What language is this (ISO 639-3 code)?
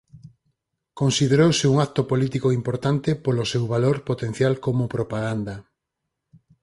glg